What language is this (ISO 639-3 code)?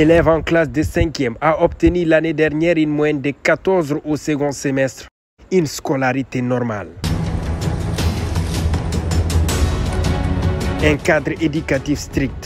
fra